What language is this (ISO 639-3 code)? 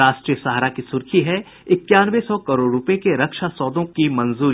hin